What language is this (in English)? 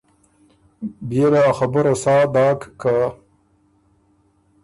Ormuri